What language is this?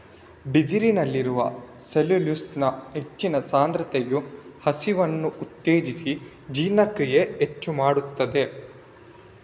Kannada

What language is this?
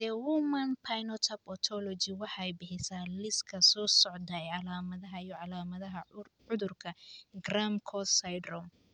Somali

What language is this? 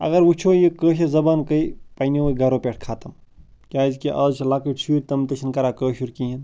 Kashmiri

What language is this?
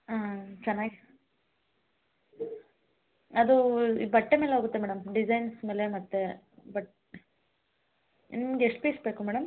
Kannada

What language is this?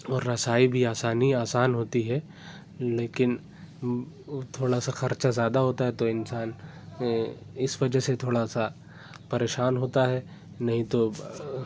Urdu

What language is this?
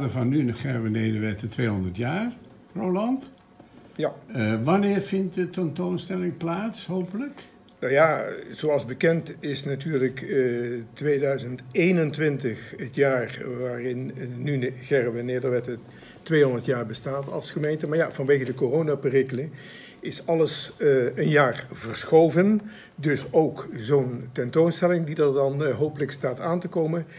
Dutch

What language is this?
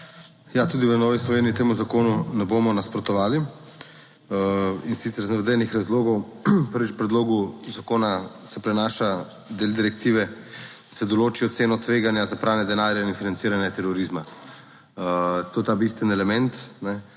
Slovenian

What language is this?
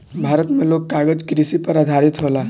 Bhojpuri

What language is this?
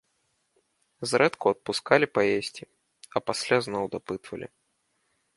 Belarusian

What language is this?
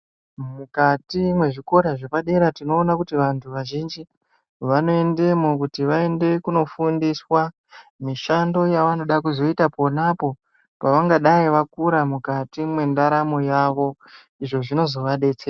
Ndau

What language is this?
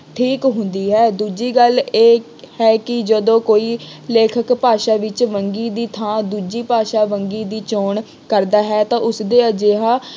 Punjabi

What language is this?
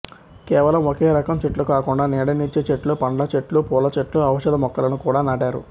Telugu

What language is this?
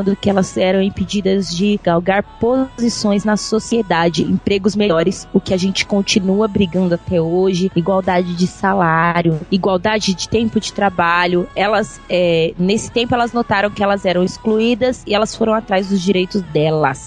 Portuguese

